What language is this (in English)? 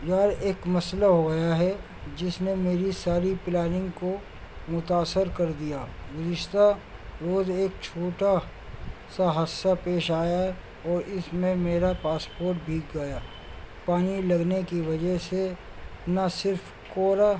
Urdu